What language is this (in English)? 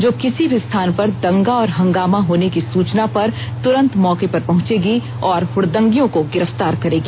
Hindi